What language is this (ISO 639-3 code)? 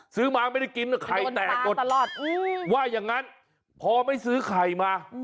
tha